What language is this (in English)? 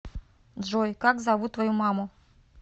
Russian